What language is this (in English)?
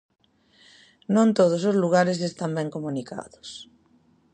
Galician